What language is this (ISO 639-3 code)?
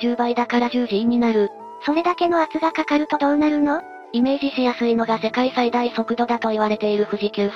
jpn